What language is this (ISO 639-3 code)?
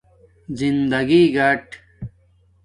dmk